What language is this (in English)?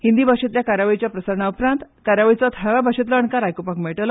Konkani